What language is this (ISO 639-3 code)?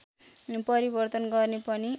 nep